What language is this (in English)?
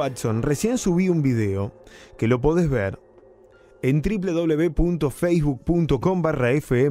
Spanish